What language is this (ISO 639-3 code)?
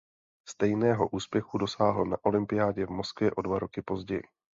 ces